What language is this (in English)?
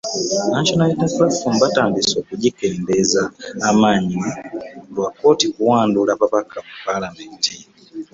Ganda